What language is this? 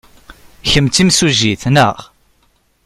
Kabyle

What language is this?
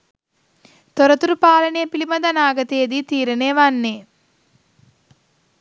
Sinhala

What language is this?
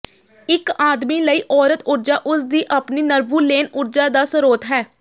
Punjabi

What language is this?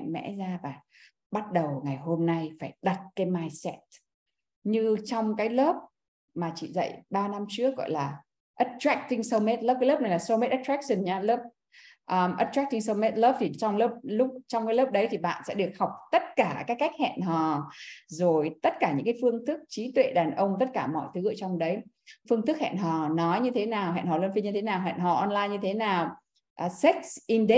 Vietnamese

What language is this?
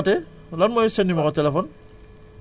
Wolof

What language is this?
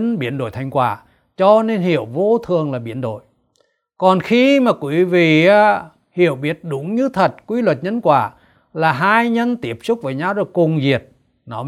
Vietnamese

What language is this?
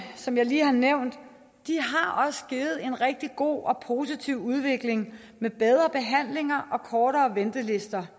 Danish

